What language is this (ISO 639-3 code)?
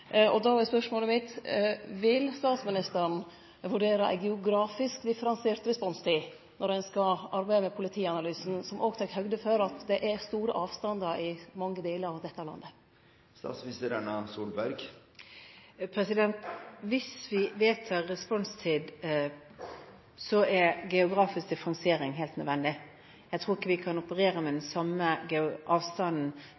nor